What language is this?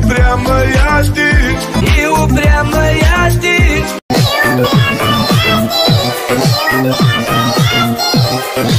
Romanian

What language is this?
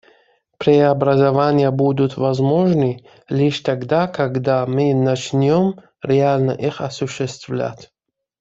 Russian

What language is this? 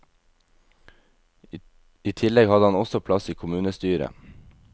Norwegian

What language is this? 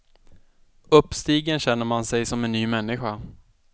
Swedish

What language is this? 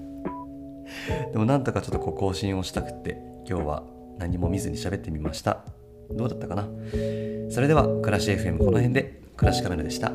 Japanese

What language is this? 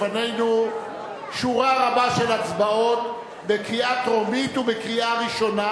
Hebrew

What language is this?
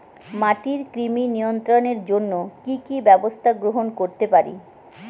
Bangla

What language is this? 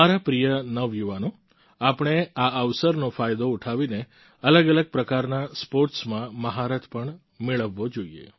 Gujarati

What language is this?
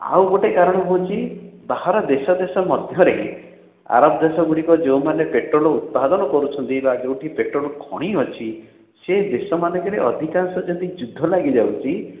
Odia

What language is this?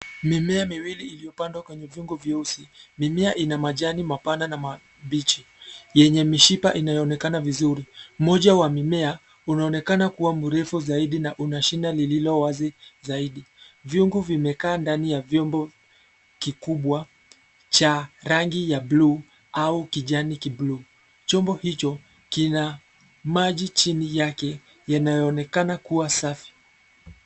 Swahili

